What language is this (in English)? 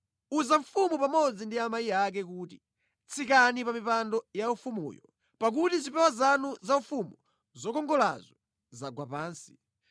Nyanja